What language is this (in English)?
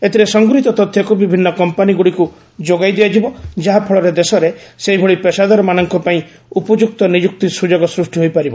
Odia